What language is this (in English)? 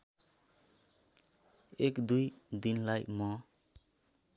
Nepali